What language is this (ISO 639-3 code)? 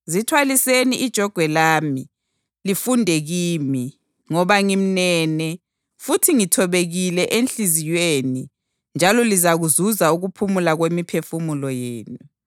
nde